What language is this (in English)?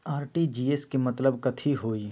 Magahi